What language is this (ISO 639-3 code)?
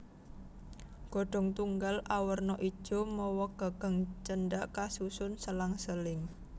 jav